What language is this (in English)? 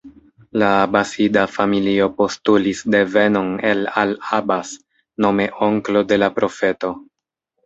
Esperanto